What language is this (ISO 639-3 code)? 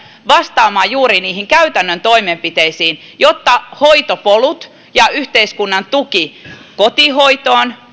fin